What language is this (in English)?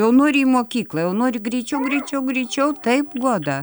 Lithuanian